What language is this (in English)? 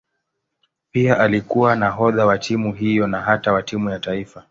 Swahili